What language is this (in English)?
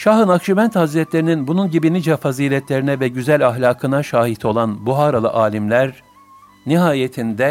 Turkish